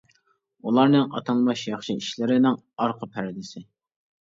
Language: Uyghur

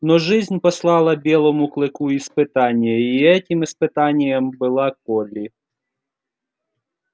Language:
Russian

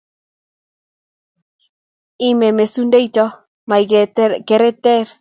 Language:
Kalenjin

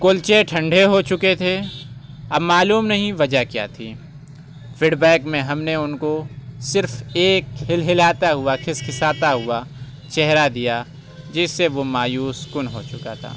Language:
Urdu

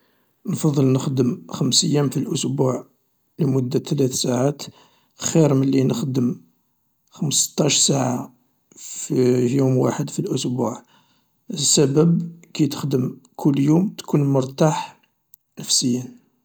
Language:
Algerian Arabic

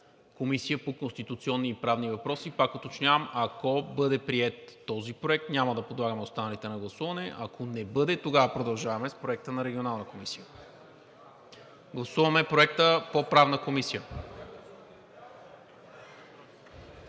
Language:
Bulgarian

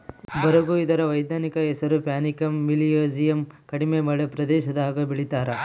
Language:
Kannada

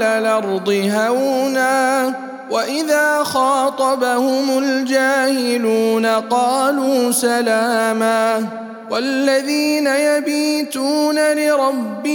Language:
Arabic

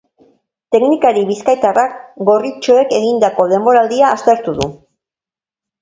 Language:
Basque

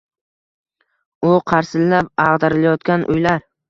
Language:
Uzbek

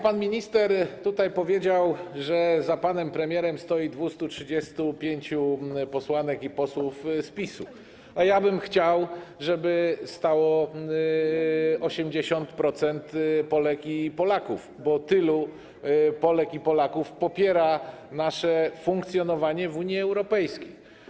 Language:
Polish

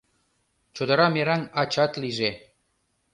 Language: Mari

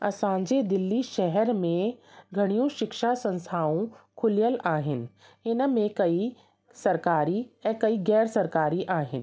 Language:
Sindhi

